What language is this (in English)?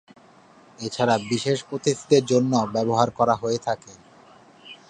Bangla